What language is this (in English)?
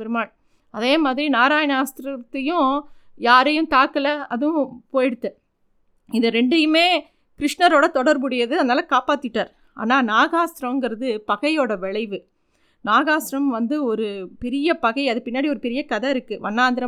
Tamil